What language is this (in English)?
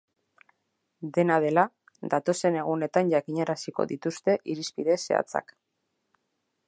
Basque